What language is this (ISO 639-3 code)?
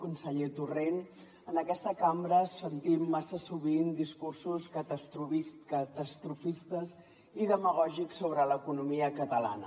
cat